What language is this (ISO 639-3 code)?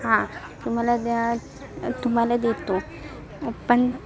mar